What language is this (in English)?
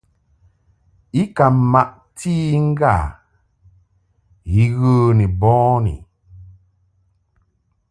Mungaka